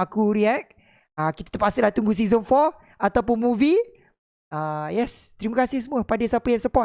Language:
Malay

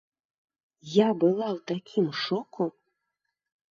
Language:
Belarusian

